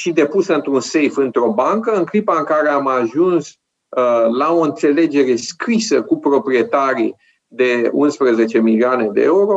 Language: Romanian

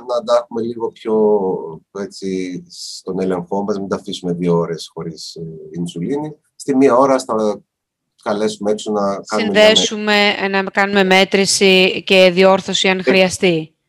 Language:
Greek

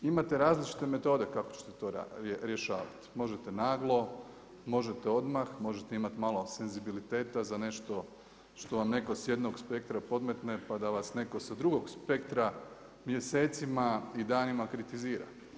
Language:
Croatian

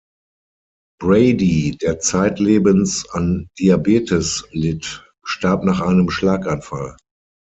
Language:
German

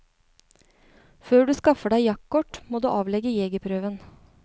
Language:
Norwegian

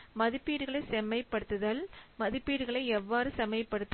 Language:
Tamil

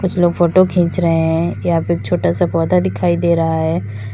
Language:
Hindi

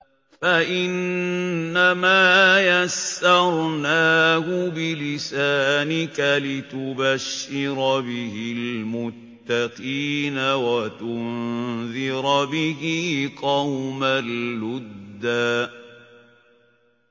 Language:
Arabic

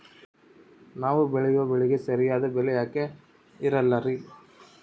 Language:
Kannada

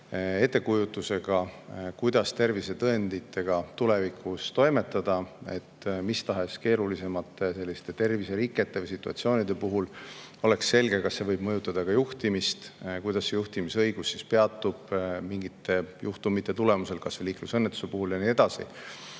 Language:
Estonian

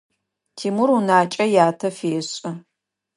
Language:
Adyghe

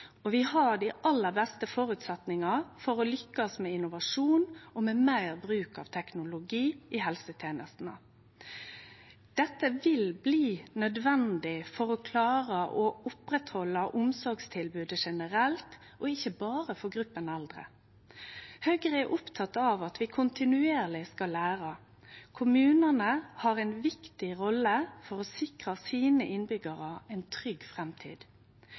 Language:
Norwegian Nynorsk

